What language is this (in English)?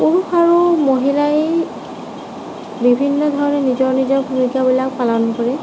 Assamese